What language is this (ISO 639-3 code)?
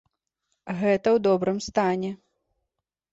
bel